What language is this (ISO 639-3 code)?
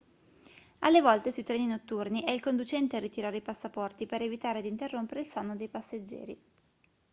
ita